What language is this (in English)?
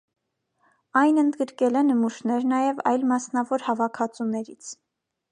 Armenian